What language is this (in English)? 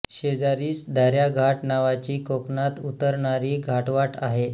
Marathi